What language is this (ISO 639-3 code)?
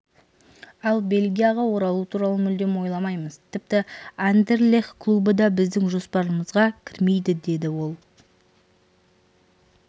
kaz